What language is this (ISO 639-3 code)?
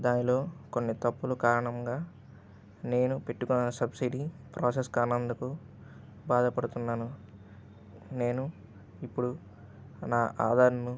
tel